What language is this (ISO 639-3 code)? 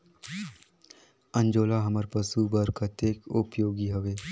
hne